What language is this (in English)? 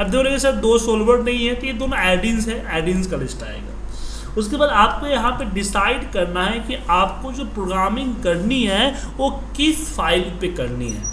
Hindi